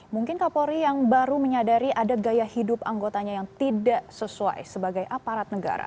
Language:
Indonesian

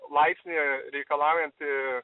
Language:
Lithuanian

